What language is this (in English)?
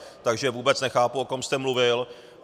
Czech